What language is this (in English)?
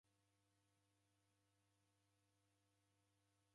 Taita